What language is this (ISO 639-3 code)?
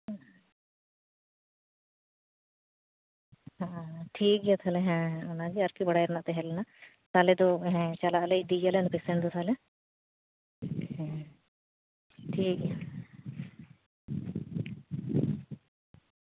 sat